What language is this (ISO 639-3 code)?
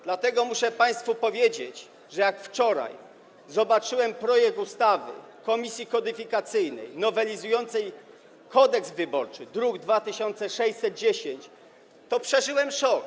pol